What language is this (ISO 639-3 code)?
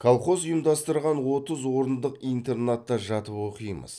kaz